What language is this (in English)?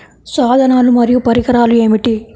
Telugu